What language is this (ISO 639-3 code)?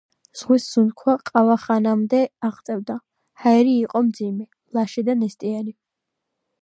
kat